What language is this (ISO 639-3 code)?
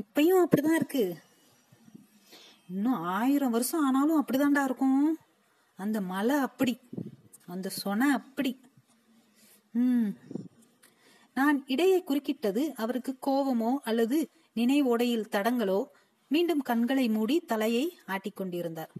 tam